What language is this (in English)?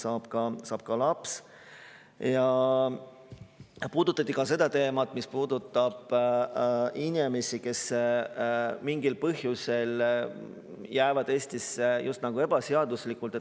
Estonian